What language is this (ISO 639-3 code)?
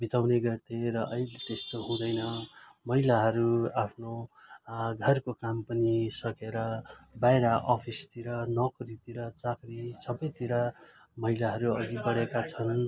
nep